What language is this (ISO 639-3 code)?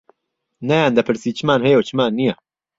ckb